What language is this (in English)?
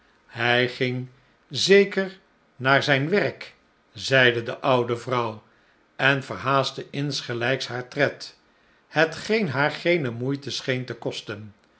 Dutch